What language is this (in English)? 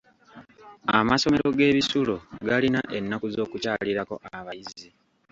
Ganda